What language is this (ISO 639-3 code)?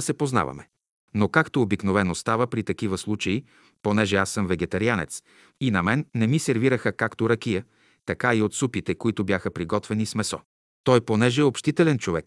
bul